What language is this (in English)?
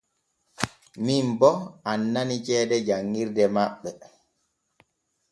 Borgu Fulfulde